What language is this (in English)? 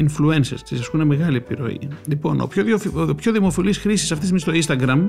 Greek